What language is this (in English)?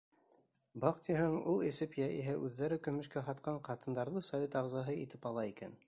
Bashkir